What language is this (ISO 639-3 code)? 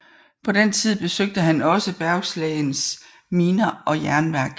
dan